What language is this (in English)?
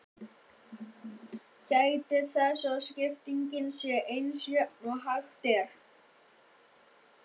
Icelandic